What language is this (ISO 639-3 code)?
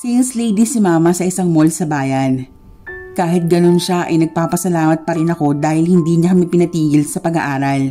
fil